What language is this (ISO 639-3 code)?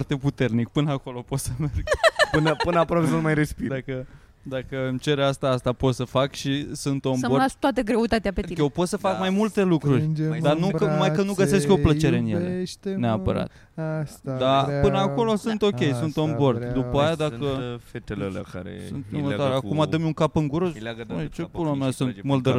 ron